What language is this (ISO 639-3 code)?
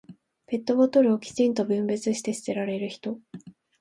jpn